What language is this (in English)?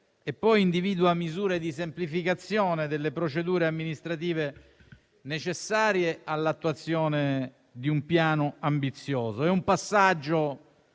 Italian